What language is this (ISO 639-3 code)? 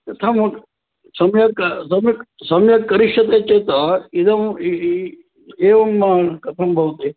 san